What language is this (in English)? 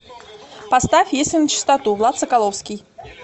Russian